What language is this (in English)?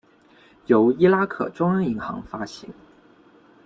Chinese